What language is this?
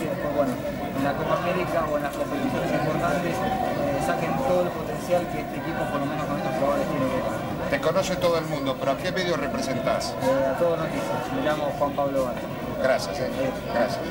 Spanish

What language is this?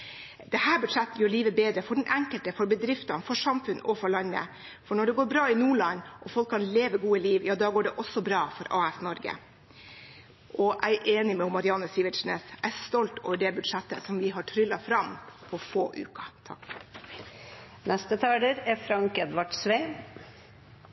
Norwegian Bokmål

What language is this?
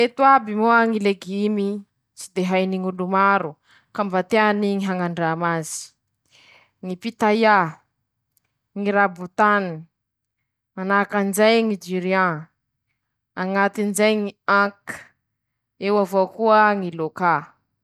Masikoro Malagasy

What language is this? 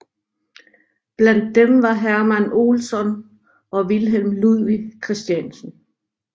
Danish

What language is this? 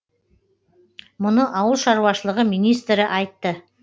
Kazakh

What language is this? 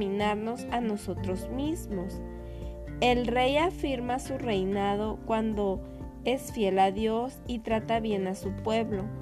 Spanish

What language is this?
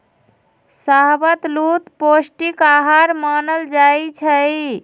Magahi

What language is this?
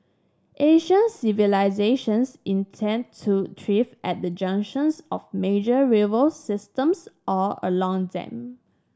English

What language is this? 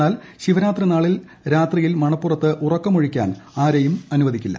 Malayalam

